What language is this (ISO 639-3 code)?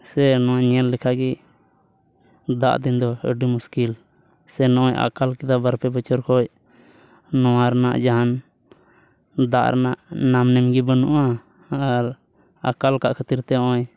sat